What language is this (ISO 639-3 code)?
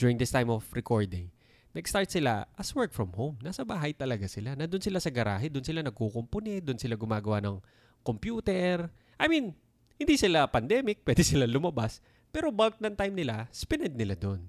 fil